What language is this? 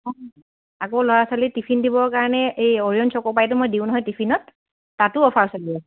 Assamese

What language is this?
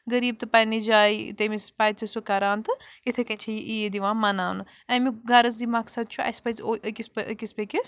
Kashmiri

